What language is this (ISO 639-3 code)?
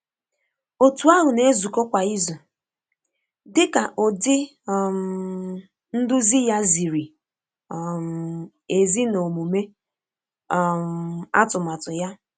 ibo